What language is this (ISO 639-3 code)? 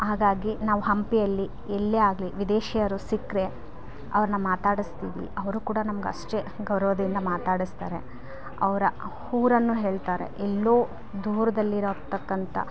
kan